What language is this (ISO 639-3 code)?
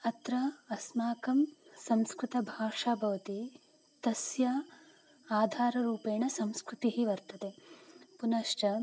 san